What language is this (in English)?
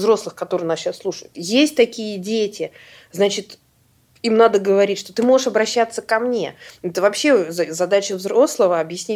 Russian